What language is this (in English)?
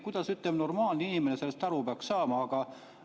Estonian